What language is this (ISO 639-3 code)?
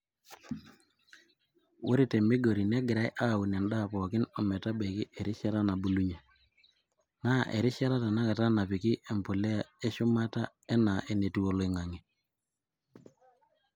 mas